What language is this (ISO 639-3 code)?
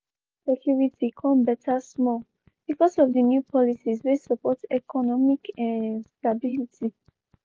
pcm